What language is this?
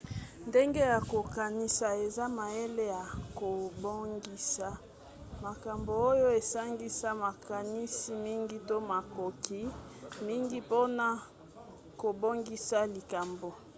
Lingala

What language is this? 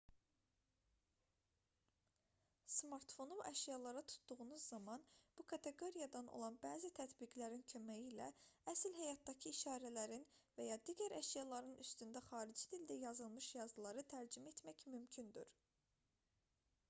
Azerbaijani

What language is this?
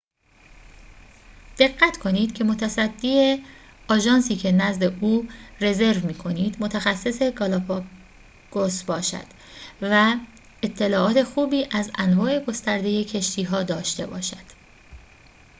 Persian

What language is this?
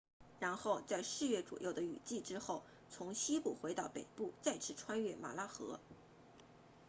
Chinese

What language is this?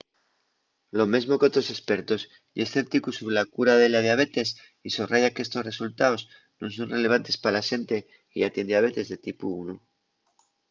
Asturian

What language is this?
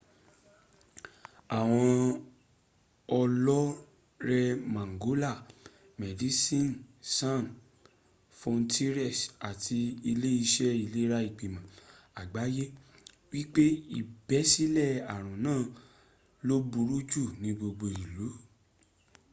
Yoruba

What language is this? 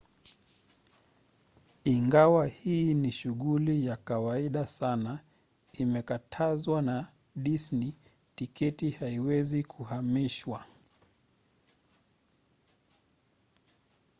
Swahili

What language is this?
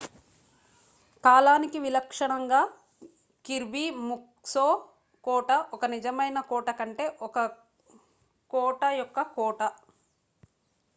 Telugu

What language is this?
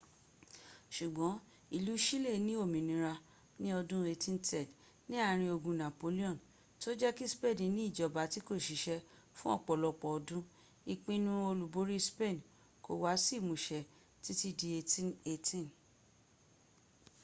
Yoruba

